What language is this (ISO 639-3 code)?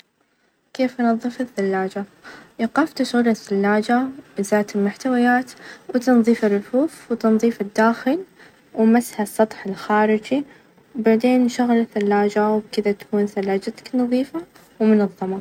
ars